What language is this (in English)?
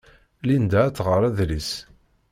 Kabyle